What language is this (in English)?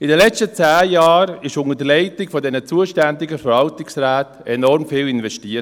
Swiss German